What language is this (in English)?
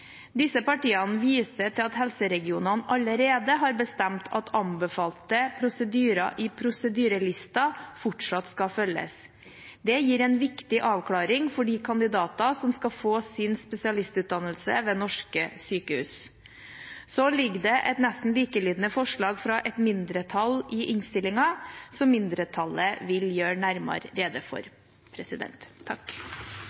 Norwegian Bokmål